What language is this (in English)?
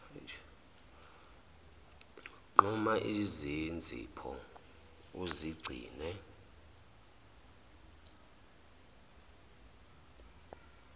Zulu